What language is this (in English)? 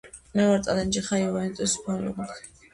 Georgian